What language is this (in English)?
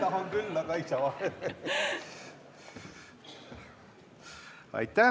Estonian